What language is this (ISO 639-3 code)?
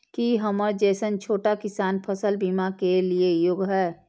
mai